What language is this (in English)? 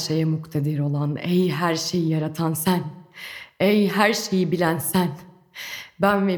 Turkish